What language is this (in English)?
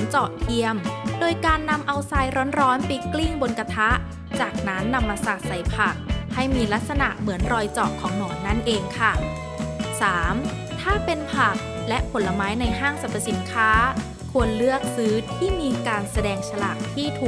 Thai